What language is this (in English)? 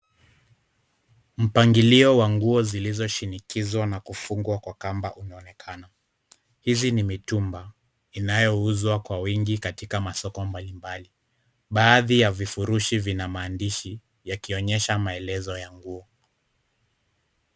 Swahili